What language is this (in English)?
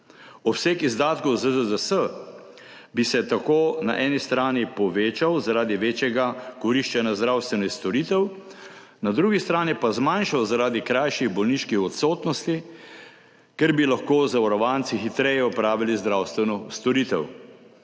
Slovenian